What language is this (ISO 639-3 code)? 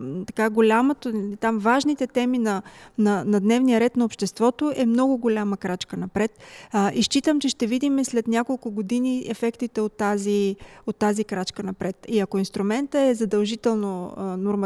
bul